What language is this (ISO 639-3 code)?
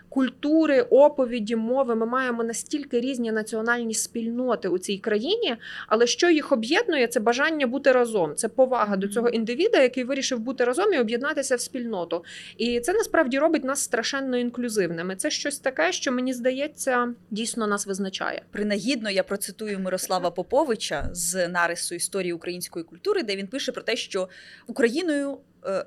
ukr